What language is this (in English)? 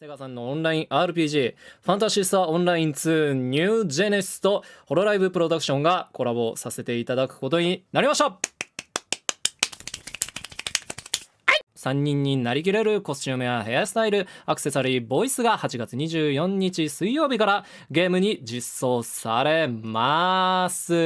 Japanese